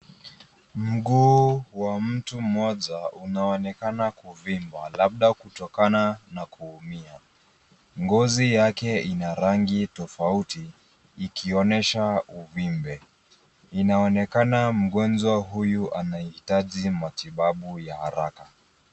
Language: Swahili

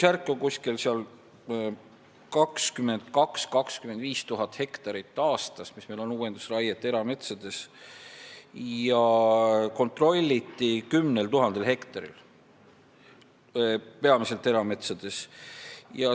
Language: Estonian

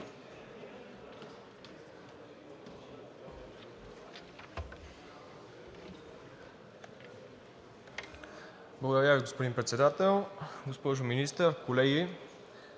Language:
Bulgarian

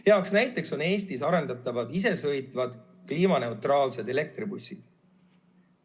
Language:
Estonian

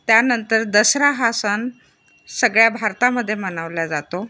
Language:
Marathi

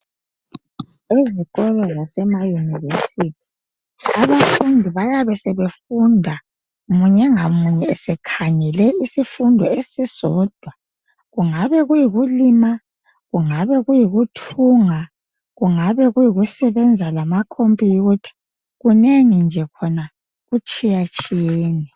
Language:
North Ndebele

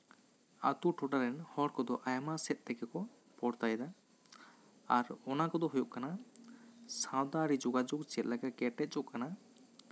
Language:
Santali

